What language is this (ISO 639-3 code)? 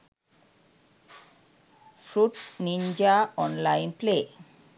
sin